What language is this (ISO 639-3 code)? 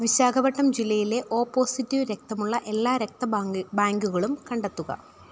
mal